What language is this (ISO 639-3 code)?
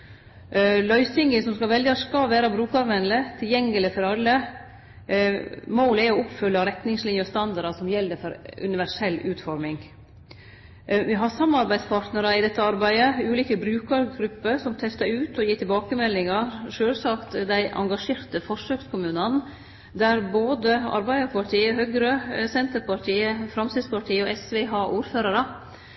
nno